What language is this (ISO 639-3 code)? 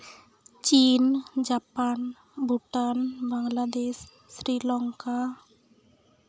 sat